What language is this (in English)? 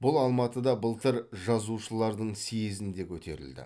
Kazakh